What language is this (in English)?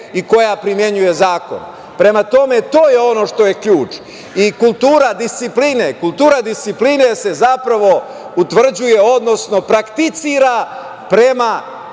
Serbian